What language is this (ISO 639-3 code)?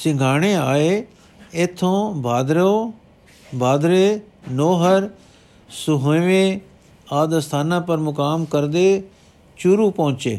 pan